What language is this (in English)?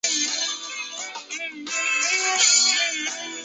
Chinese